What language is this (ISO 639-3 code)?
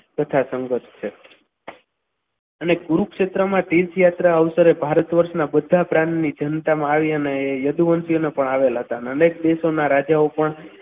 guj